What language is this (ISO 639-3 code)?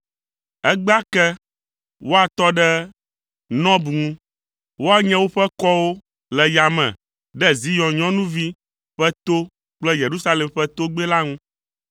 ewe